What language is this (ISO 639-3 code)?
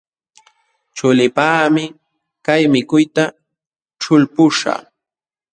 qxw